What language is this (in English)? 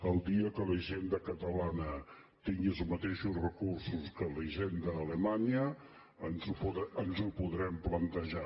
Catalan